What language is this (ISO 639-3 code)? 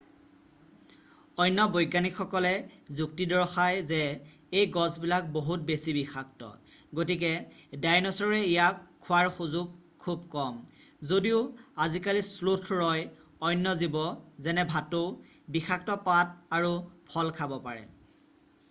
asm